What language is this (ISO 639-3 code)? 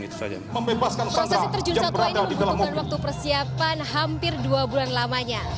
ind